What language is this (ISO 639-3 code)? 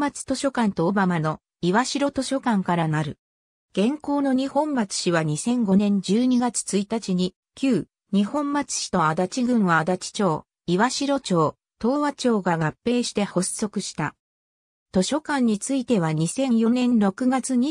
jpn